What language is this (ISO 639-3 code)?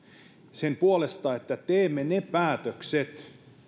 fin